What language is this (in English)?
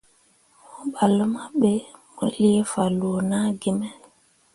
Mundang